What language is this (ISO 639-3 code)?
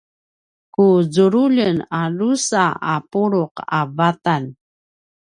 pwn